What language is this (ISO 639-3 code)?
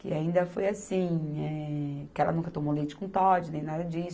por